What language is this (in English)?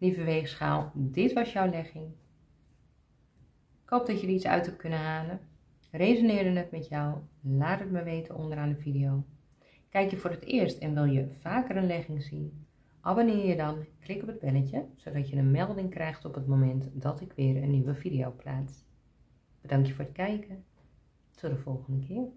Dutch